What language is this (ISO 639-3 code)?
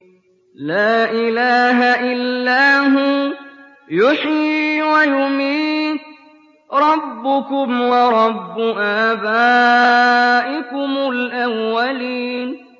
ara